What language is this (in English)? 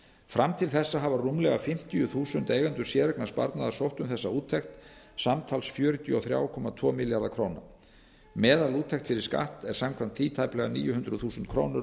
Icelandic